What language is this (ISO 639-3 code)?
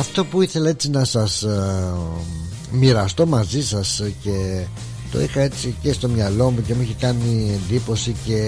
ell